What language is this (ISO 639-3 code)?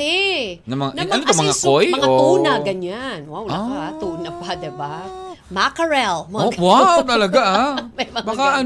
fil